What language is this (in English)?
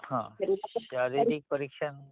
Marathi